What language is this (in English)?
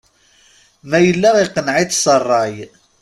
Kabyle